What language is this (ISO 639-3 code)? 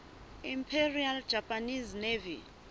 sot